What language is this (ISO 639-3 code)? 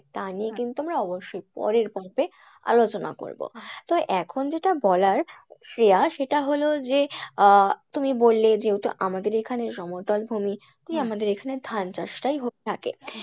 ben